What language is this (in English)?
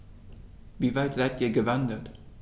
German